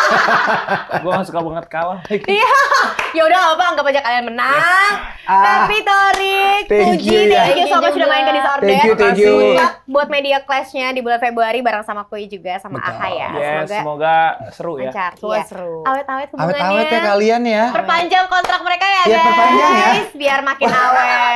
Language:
Indonesian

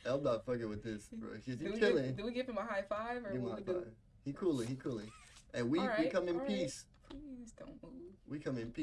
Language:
English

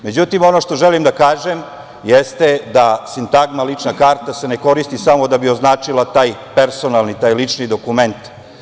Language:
Serbian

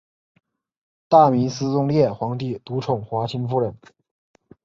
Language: Chinese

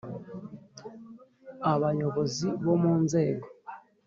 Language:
Kinyarwanda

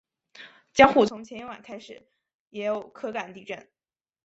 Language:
Chinese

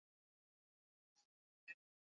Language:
Swahili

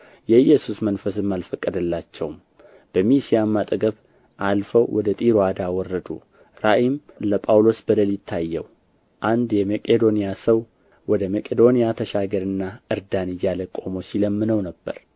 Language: Amharic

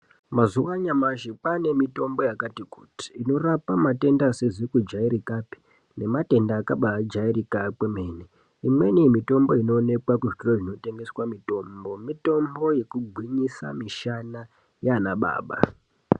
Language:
Ndau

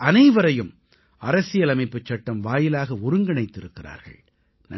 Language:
Tamil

